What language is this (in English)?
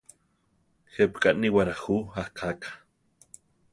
Central Tarahumara